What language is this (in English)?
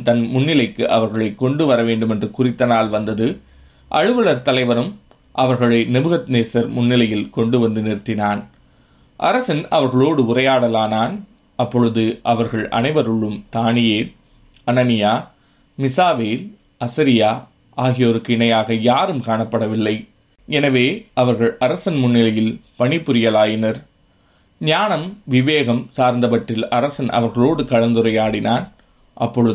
Tamil